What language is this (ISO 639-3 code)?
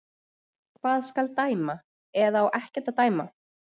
isl